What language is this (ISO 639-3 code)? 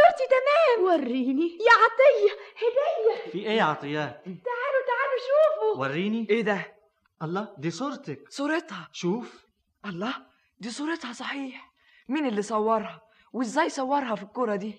ara